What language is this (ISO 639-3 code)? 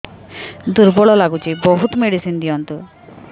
ori